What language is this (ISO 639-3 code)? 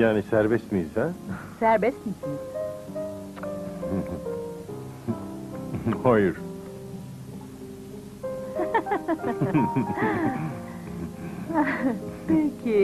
tur